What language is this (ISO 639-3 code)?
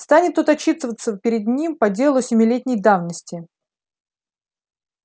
rus